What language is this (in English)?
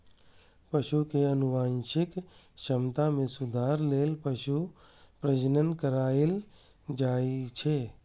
Maithili